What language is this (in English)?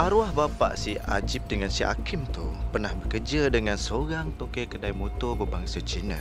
Malay